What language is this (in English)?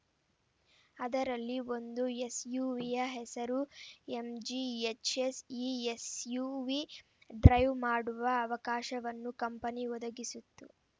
Kannada